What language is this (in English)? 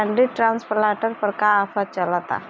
Bhojpuri